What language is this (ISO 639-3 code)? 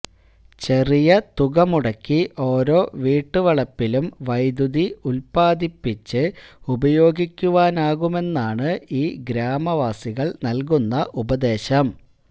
mal